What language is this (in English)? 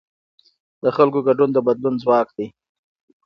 Pashto